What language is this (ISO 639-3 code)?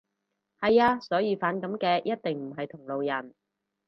yue